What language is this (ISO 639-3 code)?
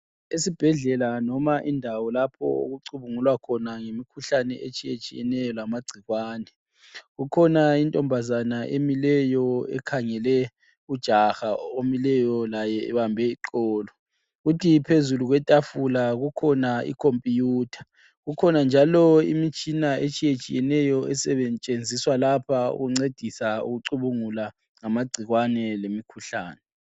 nde